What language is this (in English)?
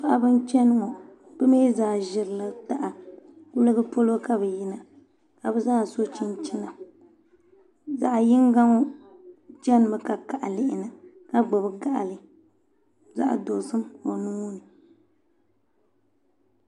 Dagbani